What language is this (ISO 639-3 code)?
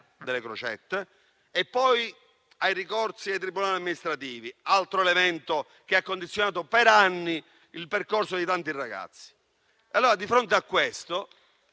ita